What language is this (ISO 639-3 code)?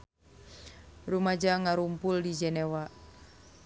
sun